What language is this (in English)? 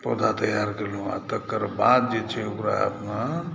Maithili